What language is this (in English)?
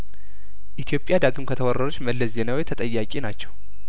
Amharic